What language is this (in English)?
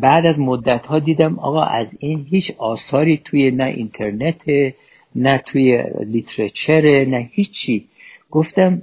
Persian